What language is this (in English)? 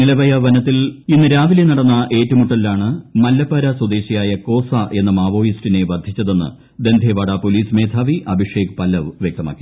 Malayalam